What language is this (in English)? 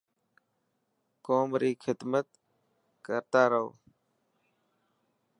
Dhatki